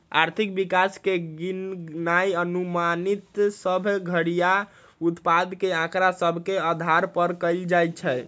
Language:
Magahi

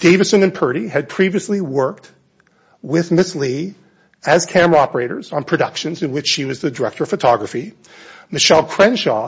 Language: English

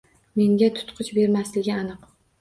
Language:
Uzbek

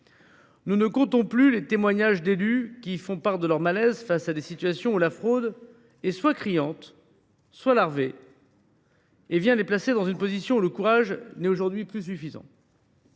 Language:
French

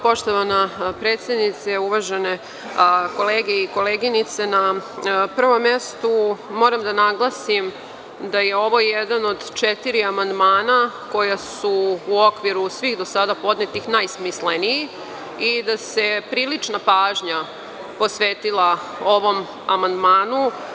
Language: Serbian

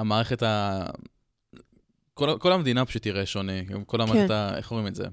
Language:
Hebrew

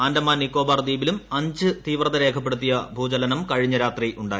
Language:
Malayalam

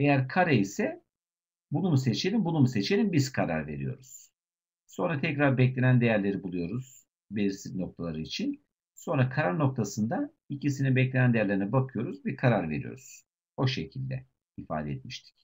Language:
Turkish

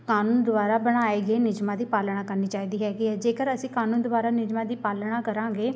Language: Punjabi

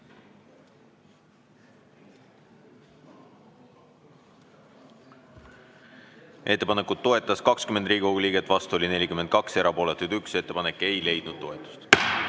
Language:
Estonian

